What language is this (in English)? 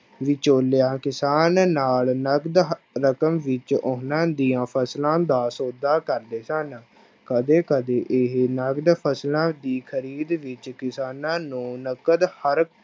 Punjabi